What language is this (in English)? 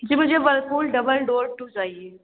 Urdu